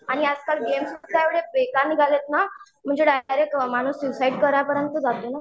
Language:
Marathi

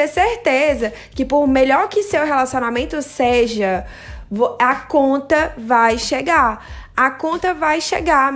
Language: Portuguese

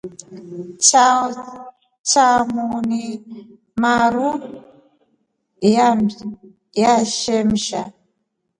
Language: Rombo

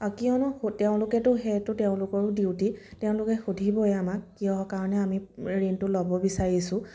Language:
Assamese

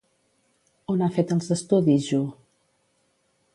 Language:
Catalan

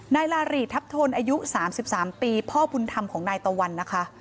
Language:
Thai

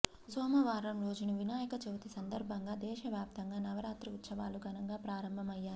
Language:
Telugu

